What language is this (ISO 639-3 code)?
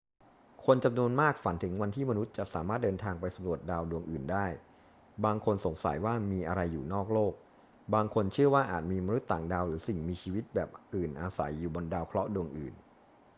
tha